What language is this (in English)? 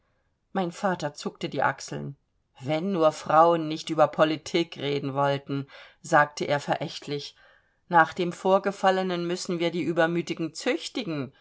German